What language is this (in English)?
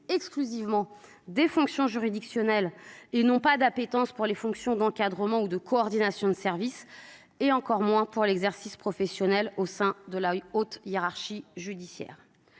French